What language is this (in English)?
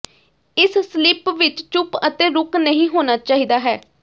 Punjabi